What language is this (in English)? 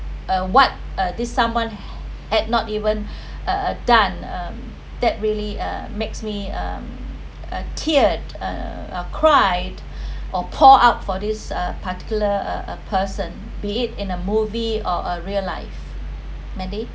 English